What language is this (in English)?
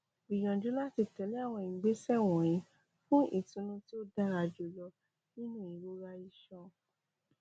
Yoruba